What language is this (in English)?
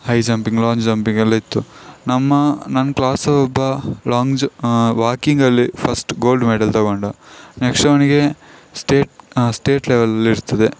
Kannada